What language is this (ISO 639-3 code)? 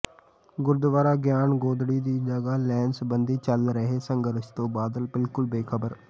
pan